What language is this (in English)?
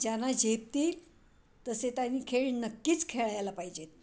Marathi